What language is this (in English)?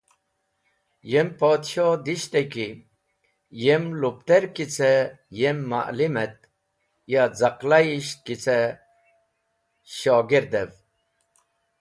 Wakhi